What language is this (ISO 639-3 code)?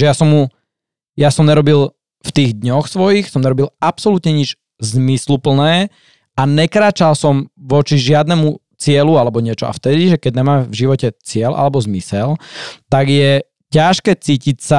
slk